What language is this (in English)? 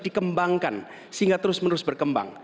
Indonesian